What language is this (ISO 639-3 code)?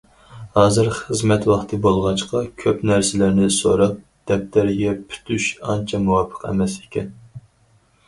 uig